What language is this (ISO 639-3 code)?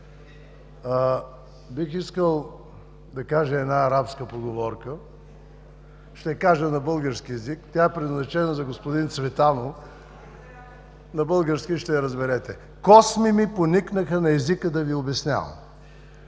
bul